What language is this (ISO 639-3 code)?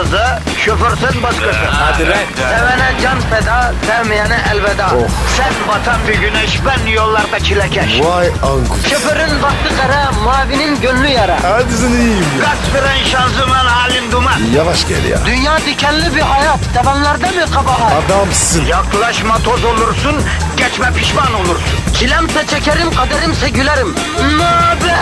tur